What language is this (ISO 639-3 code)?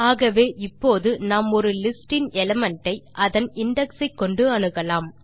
tam